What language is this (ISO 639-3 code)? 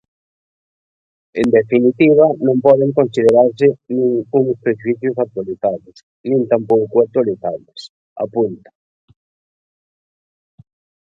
glg